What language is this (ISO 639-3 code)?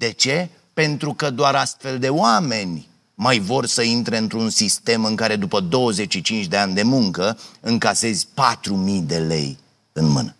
ron